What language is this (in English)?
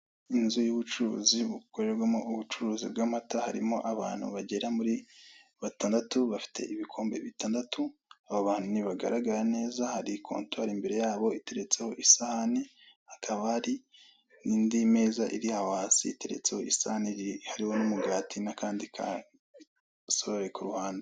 Kinyarwanda